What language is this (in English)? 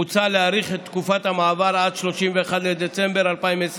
Hebrew